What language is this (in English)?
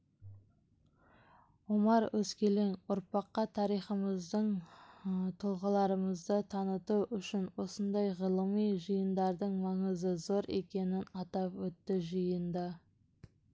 Kazakh